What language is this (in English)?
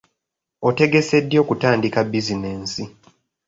Ganda